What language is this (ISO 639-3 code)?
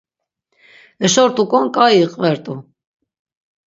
lzz